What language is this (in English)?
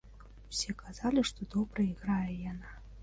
Belarusian